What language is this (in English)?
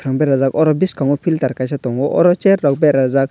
Kok Borok